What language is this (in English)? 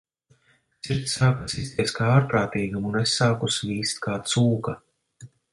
Latvian